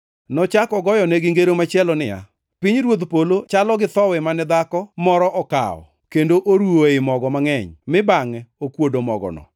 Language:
Luo (Kenya and Tanzania)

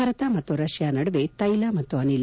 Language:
Kannada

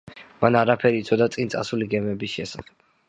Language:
Georgian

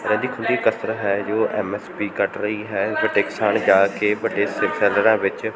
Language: Punjabi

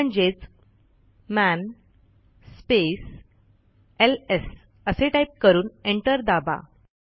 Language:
Marathi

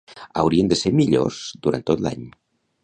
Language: Catalan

